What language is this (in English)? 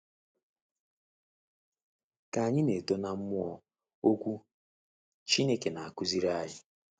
Igbo